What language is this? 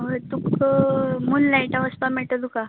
Konkani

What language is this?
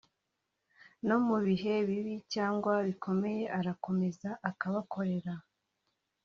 Kinyarwanda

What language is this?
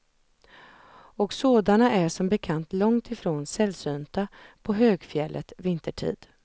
Swedish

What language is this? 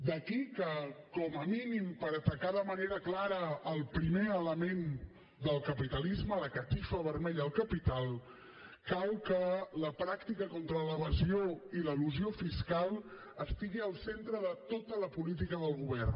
Catalan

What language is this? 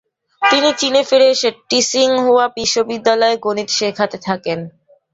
Bangla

